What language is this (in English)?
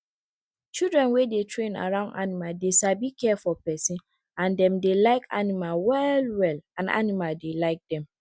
Nigerian Pidgin